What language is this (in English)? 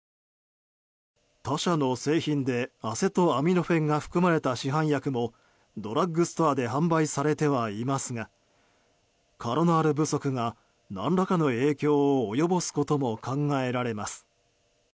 Japanese